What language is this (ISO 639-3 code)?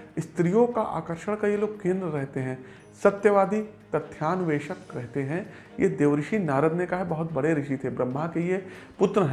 hin